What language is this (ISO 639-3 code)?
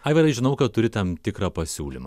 lit